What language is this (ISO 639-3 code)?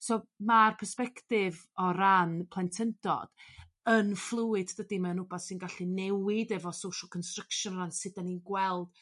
cym